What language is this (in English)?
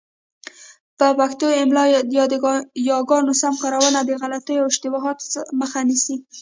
Pashto